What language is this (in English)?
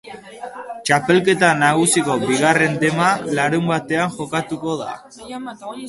Basque